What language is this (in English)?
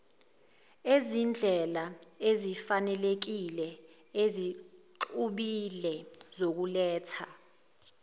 Zulu